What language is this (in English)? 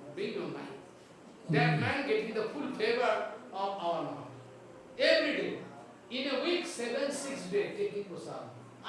Russian